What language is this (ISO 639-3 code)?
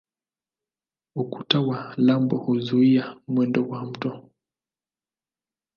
swa